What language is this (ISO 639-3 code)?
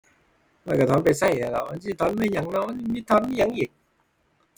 tha